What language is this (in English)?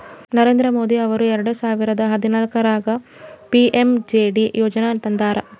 Kannada